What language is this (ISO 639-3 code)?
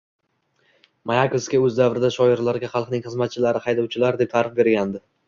uzb